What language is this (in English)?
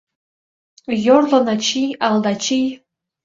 Mari